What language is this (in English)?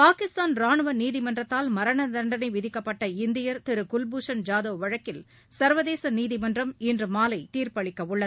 Tamil